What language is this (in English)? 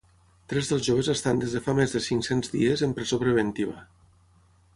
Catalan